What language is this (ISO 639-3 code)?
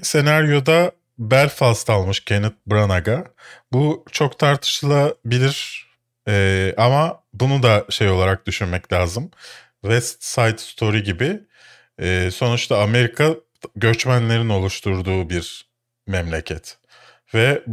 tur